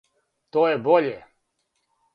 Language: Serbian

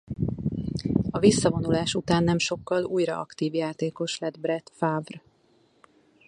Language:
Hungarian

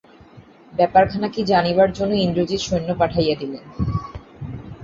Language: Bangla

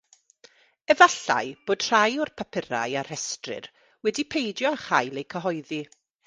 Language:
Welsh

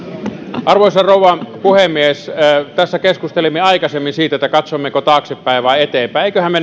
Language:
Finnish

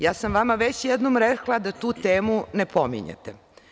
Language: Serbian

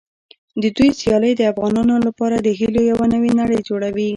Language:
Pashto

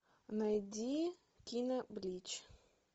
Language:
Russian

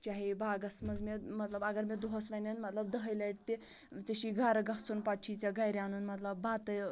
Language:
Kashmiri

